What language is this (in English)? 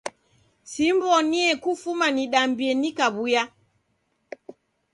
Taita